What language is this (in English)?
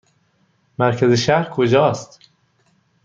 Persian